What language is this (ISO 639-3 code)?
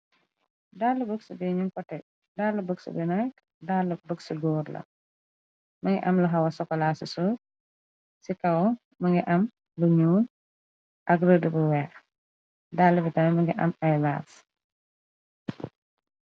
wol